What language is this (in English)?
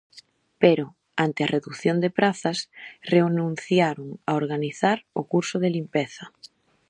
Galician